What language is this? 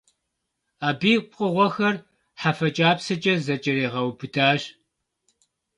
Kabardian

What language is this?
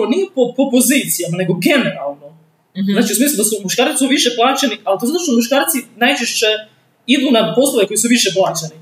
Croatian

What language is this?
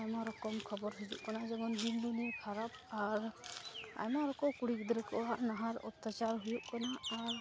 Santali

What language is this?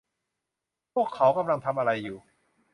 Thai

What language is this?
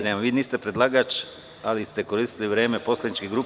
Serbian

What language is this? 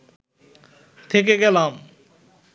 Bangla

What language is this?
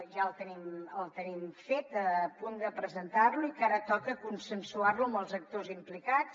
Catalan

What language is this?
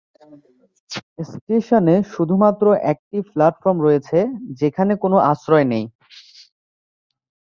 Bangla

